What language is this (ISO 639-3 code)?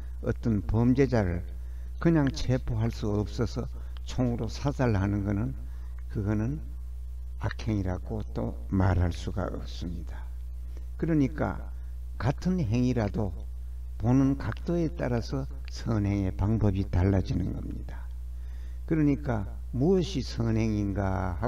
kor